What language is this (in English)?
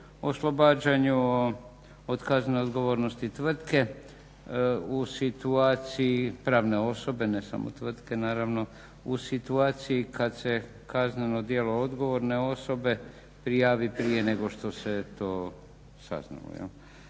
Croatian